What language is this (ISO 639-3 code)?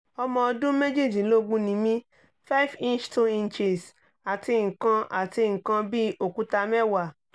yor